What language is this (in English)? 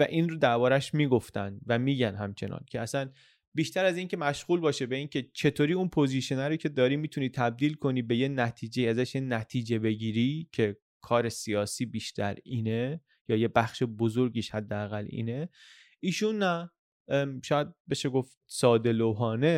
Persian